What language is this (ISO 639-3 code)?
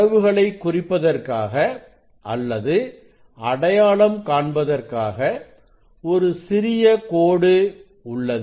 tam